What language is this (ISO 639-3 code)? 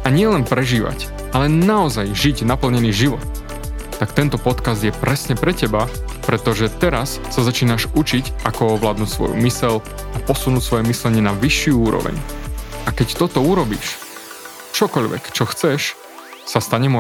slk